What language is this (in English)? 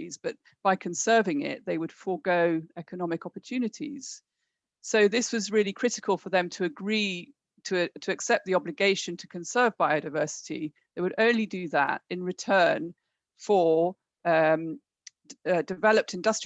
English